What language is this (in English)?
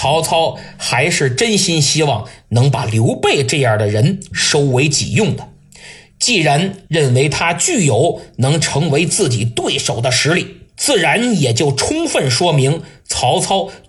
Chinese